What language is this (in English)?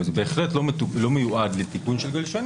Hebrew